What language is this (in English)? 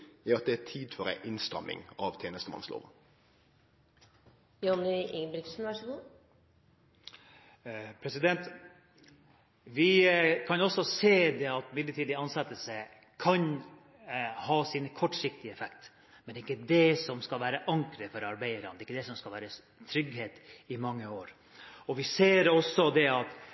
Norwegian